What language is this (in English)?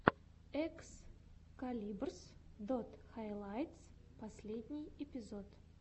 Russian